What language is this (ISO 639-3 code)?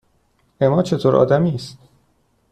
fas